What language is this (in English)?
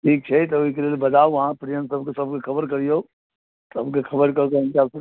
Maithili